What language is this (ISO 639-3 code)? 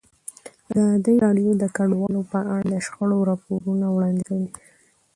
pus